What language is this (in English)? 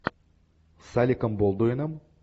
Russian